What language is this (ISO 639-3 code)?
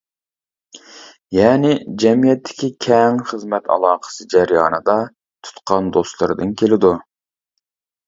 uig